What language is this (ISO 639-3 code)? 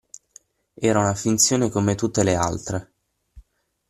ita